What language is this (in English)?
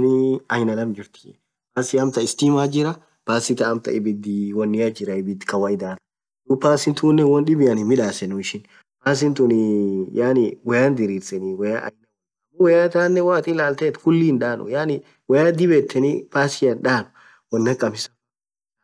Orma